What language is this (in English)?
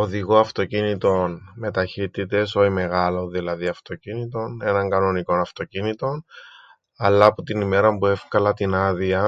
Greek